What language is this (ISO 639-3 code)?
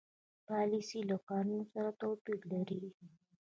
pus